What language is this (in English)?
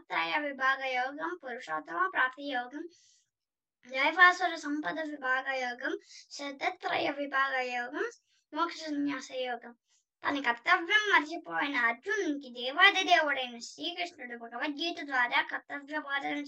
Telugu